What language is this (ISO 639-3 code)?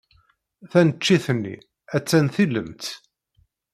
kab